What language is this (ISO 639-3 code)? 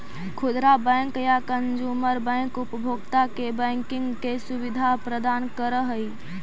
mag